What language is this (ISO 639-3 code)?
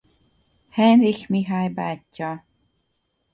hun